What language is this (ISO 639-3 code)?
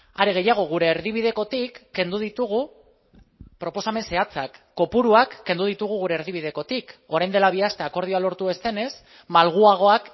eus